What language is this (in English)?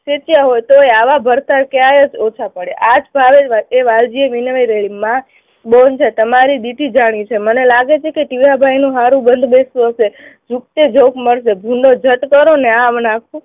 Gujarati